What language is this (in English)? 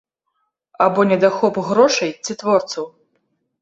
Belarusian